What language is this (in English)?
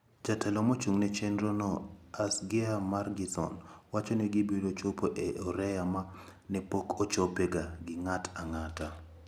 Luo (Kenya and Tanzania)